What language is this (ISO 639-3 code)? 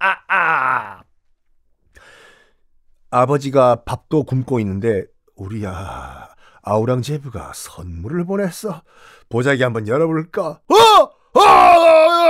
kor